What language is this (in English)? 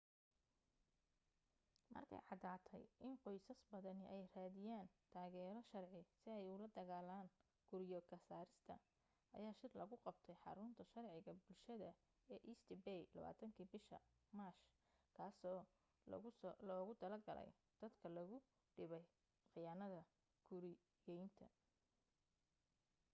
Somali